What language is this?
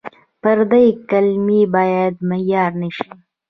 Pashto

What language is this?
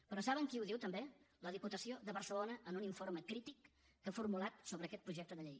Catalan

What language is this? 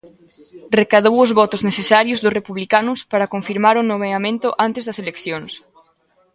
Galician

